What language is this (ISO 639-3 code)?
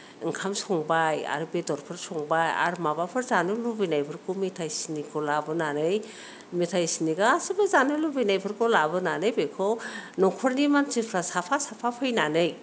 brx